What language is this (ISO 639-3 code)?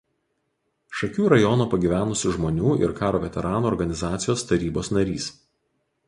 lit